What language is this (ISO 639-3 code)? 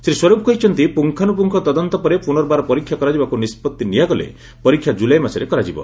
ori